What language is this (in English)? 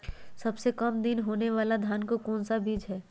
Magahi